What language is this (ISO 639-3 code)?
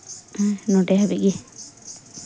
sat